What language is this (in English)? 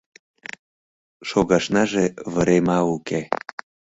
Mari